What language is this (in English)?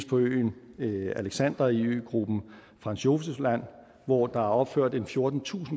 Danish